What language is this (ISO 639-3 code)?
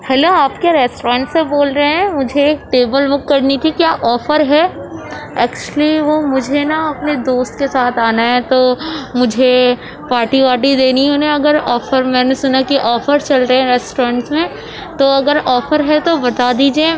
urd